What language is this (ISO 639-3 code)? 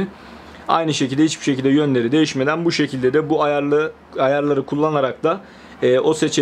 tur